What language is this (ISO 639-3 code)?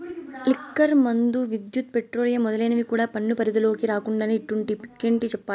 tel